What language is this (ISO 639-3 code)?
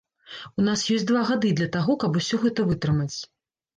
bel